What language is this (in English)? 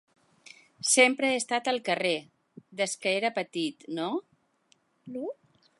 Catalan